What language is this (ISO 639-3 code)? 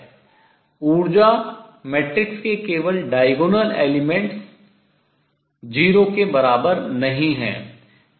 hin